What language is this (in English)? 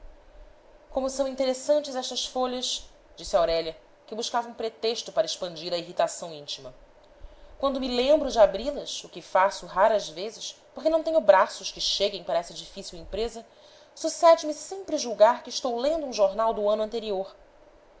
Portuguese